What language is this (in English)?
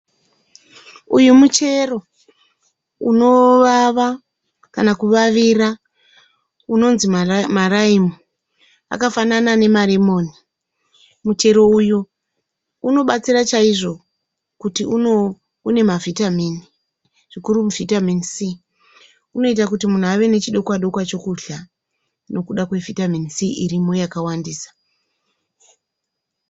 Shona